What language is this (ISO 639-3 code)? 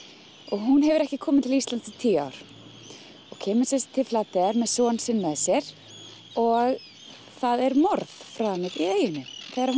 isl